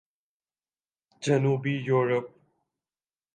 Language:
Urdu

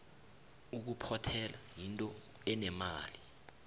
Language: South Ndebele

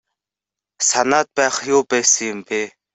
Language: Mongolian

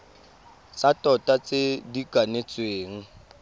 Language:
Tswana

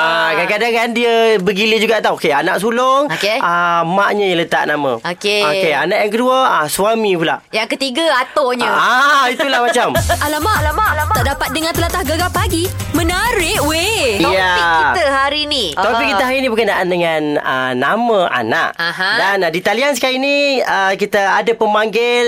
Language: Malay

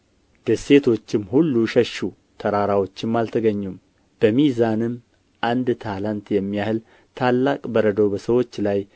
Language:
Amharic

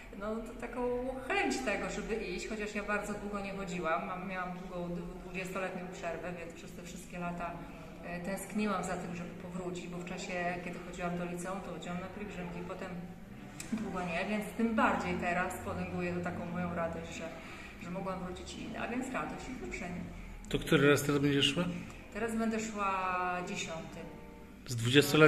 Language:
Polish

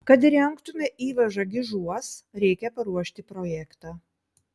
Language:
Lithuanian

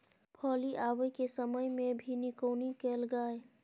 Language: Maithili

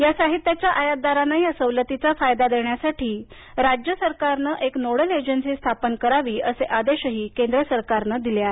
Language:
Marathi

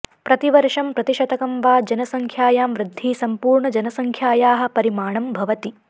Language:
Sanskrit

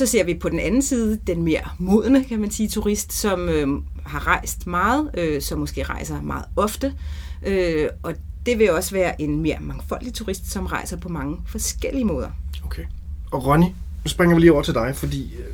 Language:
Danish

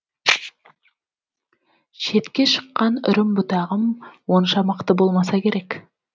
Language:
Kazakh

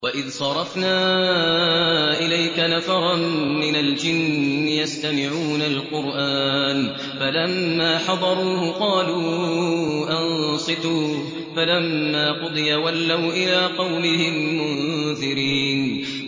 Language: Arabic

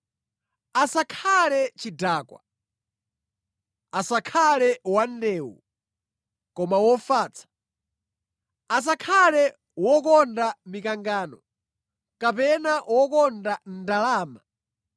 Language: Nyanja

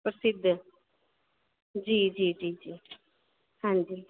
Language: Dogri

